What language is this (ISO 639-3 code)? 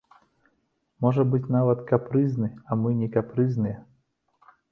bel